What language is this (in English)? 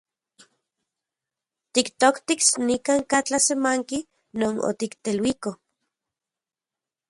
Central Puebla Nahuatl